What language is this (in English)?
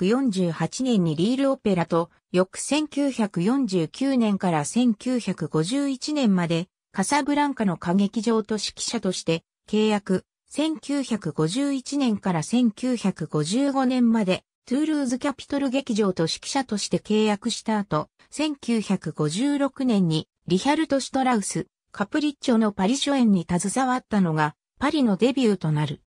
Japanese